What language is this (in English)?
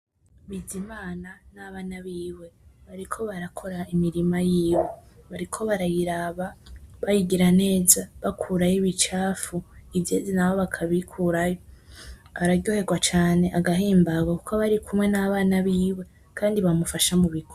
Rundi